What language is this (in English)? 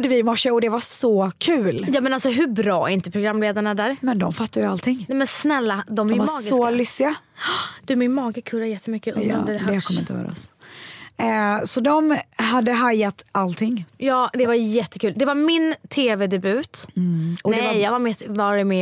Swedish